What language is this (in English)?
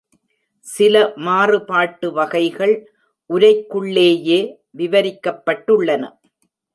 Tamil